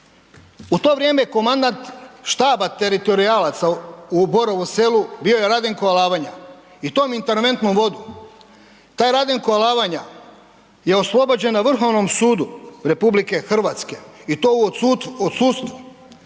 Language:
Croatian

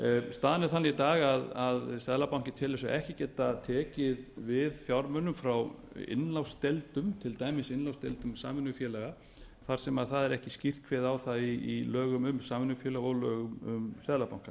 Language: Icelandic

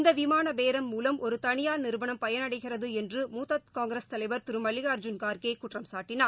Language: Tamil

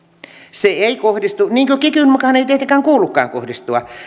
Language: Finnish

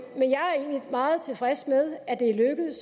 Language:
Danish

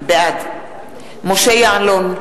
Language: Hebrew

